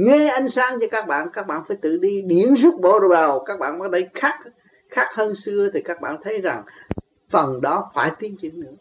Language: Vietnamese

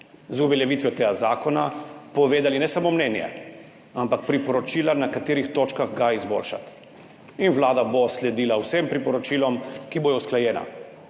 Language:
Slovenian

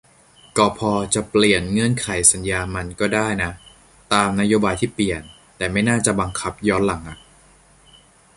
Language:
Thai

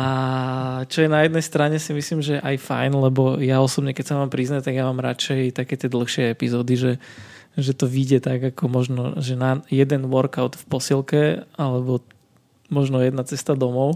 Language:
Slovak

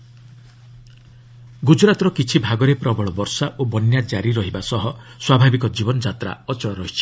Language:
Odia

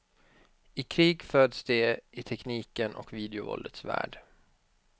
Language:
Swedish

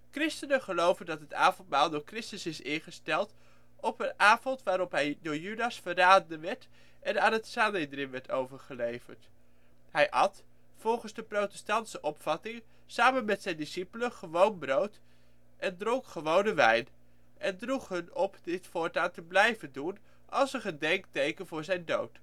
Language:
Dutch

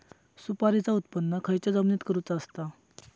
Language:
Marathi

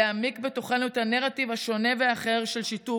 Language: Hebrew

